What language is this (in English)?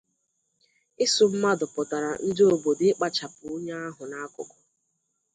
Igbo